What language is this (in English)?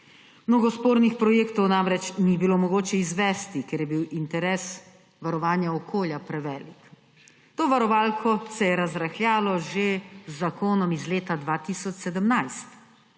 Slovenian